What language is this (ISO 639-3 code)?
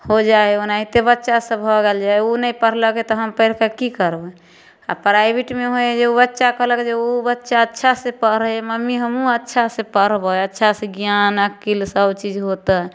mai